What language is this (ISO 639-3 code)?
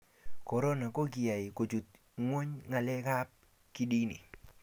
kln